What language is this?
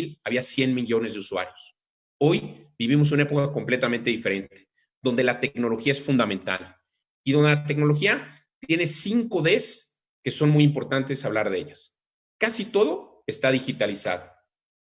Spanish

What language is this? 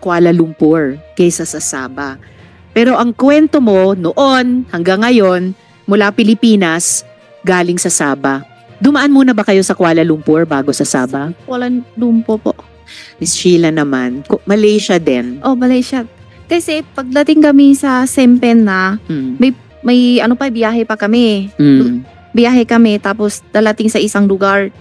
Filipino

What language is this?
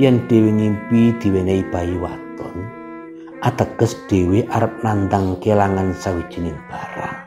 Indonesian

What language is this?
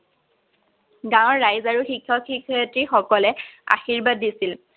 Assamese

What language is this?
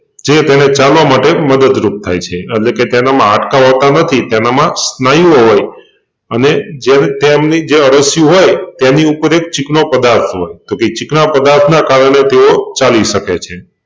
Gujarati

